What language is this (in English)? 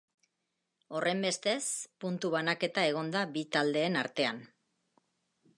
Basque